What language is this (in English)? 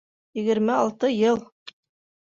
Bashkir